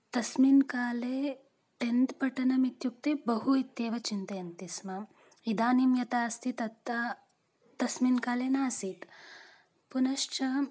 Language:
Sanskrit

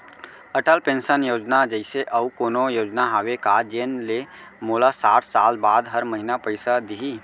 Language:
Chhattisgarhi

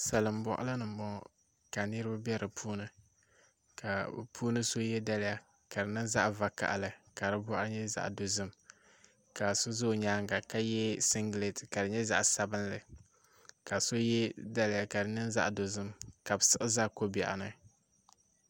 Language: Dagbani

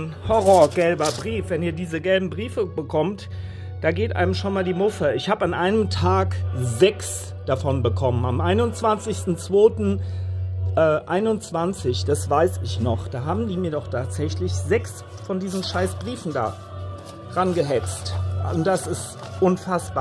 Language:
German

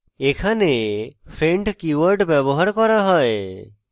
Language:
Bangla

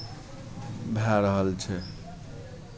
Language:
Maithili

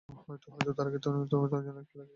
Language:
Bangla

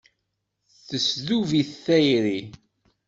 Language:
Kabyle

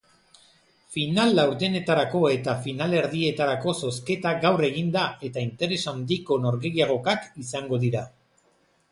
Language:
Basque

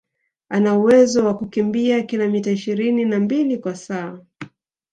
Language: Swahili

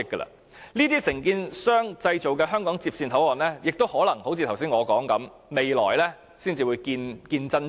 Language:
Cantonese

